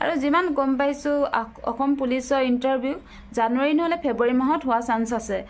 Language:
Bangla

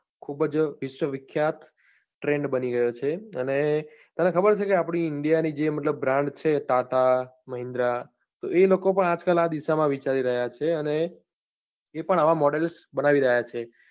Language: Gujarati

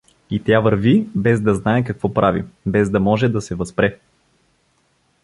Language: Bulgarian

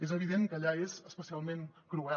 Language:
Catalan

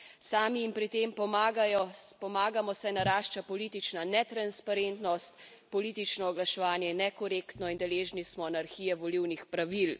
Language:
Slovenian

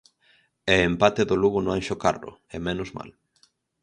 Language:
Galician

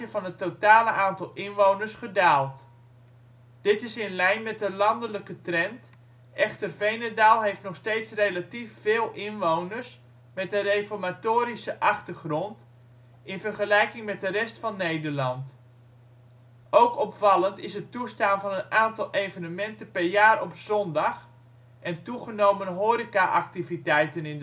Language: Dutch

